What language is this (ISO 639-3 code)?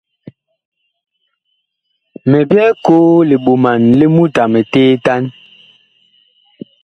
bkh